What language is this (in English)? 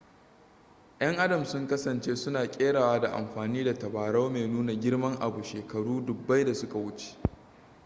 Hausa